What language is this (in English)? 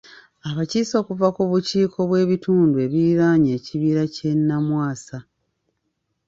Ganda